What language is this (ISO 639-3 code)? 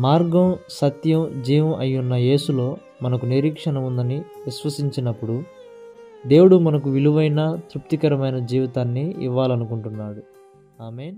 tel